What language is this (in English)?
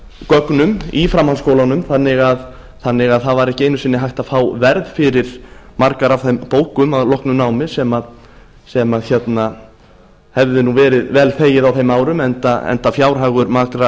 Icelandic